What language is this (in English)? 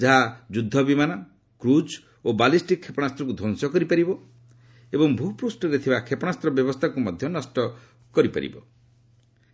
Odia